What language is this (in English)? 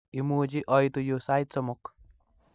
Kalenjin